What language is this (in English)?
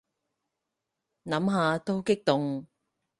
Cantonese